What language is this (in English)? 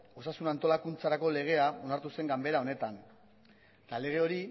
Basque